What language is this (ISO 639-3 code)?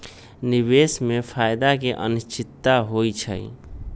mag